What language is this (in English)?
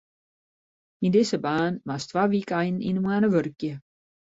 Western Frisian